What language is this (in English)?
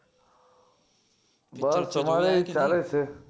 Gujarati